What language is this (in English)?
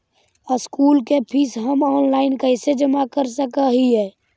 Magahi